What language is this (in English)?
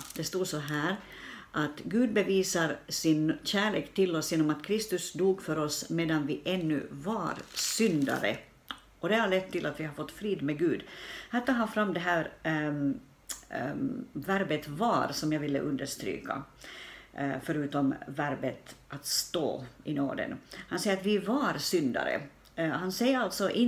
Swedish